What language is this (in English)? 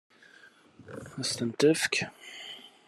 Kabyle